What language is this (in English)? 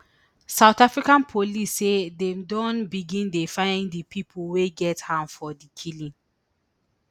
Nigerian Pidgin